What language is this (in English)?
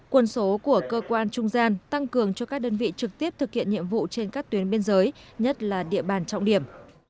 Vietnamese